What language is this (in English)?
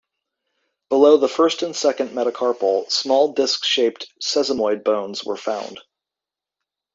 English